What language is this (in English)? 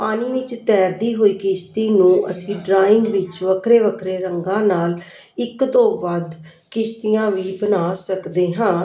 Punjabi